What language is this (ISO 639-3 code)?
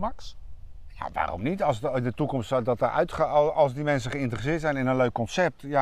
nld